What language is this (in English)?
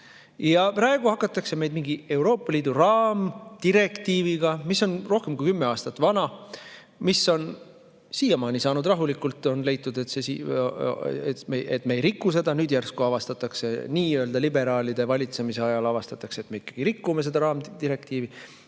Estonian